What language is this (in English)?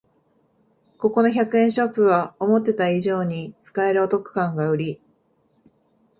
Japanese